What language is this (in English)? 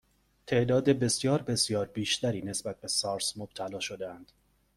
Persian